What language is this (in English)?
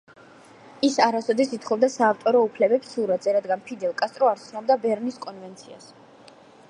Georgian